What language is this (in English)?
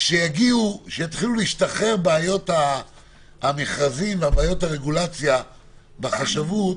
Hebrew